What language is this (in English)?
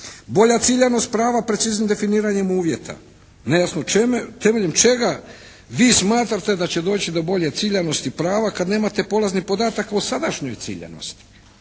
Croatian